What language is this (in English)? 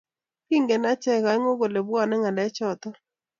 Kalenjin